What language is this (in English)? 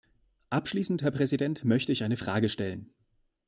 German